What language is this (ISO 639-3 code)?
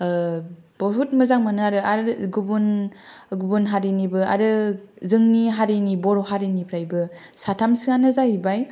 brx